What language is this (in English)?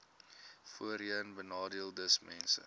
Afrikaans